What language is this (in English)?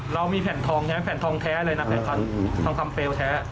Thai